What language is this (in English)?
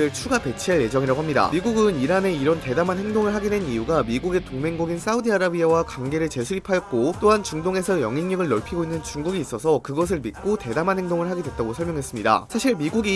Korean